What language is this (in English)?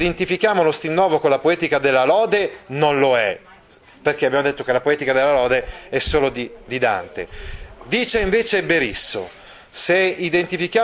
Italian